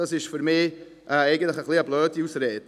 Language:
Swiss German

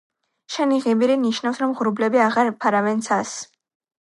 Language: Georgian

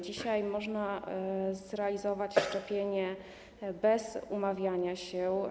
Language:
Polish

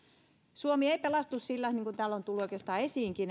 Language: Finnish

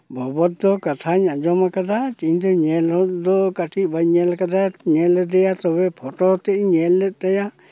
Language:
Santali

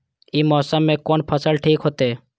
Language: Maithili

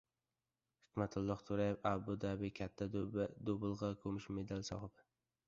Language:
Uzbek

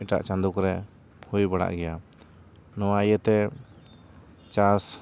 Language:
Santali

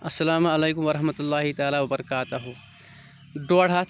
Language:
Kashmiri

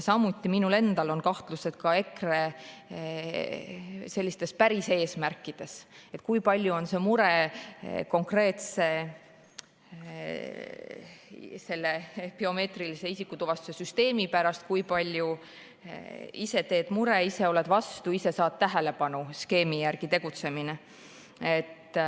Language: Estonian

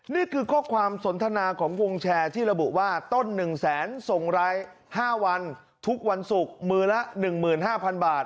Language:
Thai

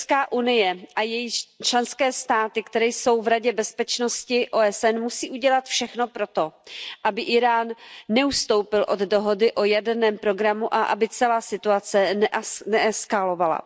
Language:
Czech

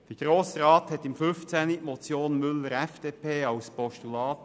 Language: Swiss German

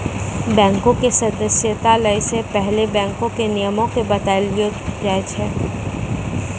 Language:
Maithili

